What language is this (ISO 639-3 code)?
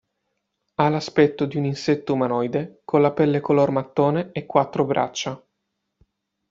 ita